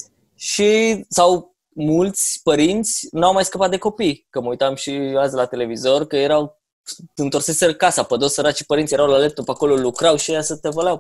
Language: Romanian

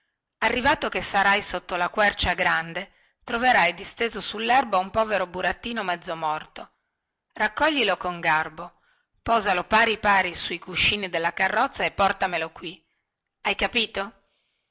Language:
Italian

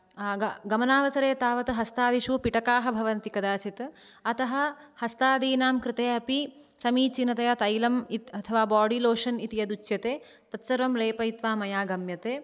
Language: Sanskrit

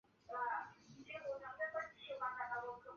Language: Chinese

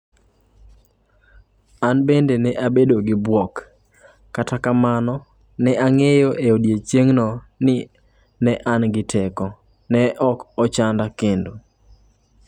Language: Luo (Kenya and Tanzania)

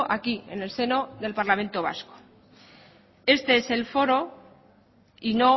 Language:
Spanish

